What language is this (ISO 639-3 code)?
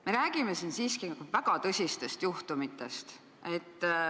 est